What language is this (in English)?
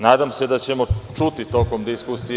Serbian